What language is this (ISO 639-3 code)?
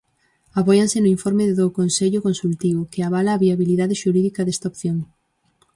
glg